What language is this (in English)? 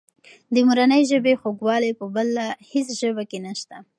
Pashto